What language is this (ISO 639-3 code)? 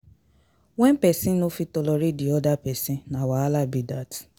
pcm